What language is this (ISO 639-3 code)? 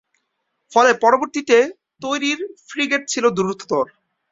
ben